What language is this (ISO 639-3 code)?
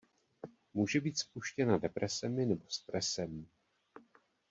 ces